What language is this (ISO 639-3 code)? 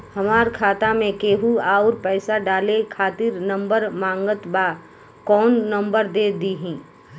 bho